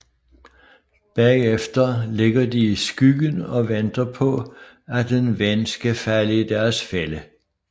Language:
Danish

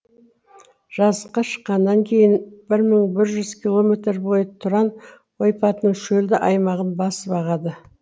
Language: Kazakh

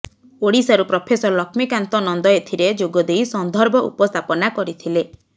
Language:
Odia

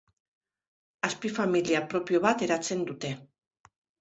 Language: Basque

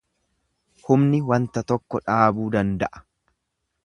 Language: Oromo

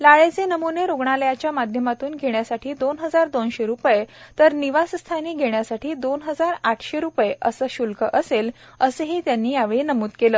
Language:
Marathi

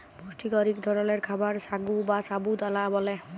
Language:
Bangla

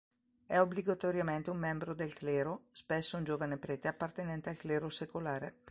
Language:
Italian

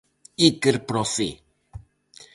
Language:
Galician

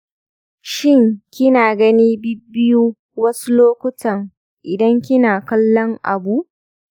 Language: Hausa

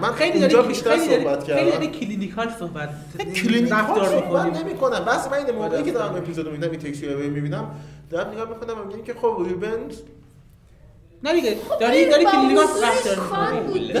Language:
Persian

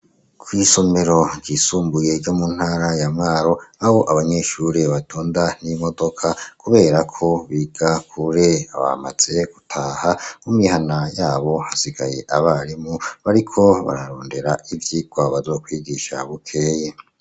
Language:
Rundi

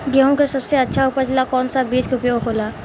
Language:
Bhojpuri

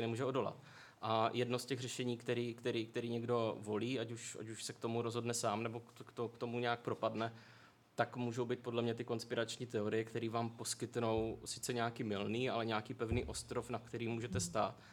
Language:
Czech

